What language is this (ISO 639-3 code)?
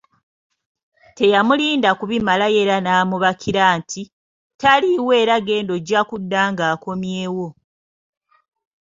lug